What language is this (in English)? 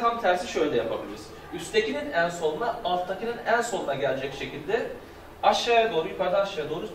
Turkish